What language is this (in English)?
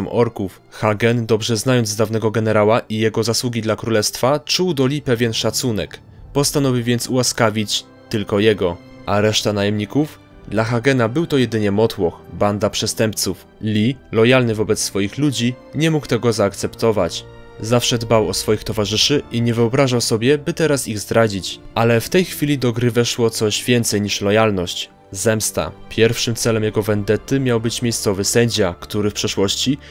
Polish